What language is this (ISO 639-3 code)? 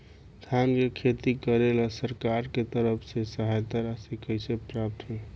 bho